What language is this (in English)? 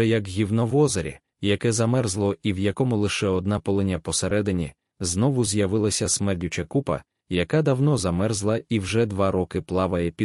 Ukrainian